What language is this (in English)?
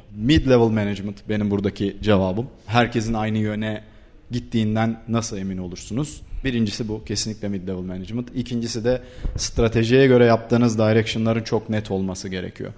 Turkish